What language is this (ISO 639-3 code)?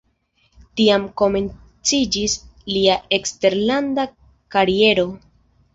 epo